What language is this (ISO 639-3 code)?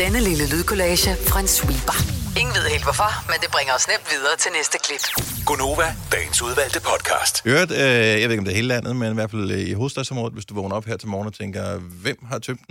dan